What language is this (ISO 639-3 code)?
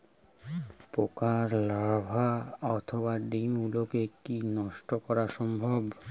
ben